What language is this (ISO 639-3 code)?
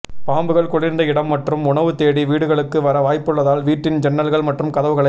tam